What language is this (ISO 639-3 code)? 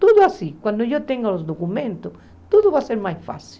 por